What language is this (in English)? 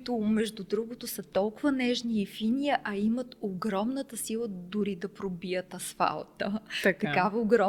Bulgarian